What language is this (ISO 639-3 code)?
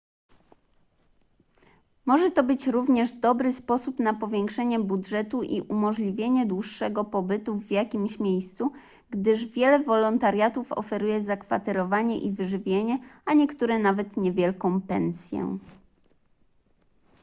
pol